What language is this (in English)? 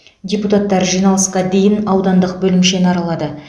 Kazakh